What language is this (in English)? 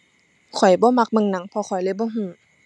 Thai